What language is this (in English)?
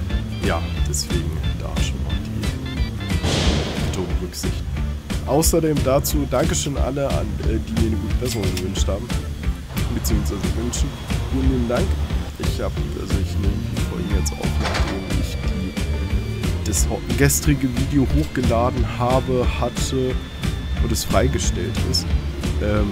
German